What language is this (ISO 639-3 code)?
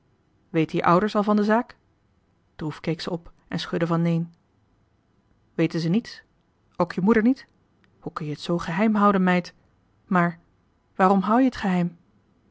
nld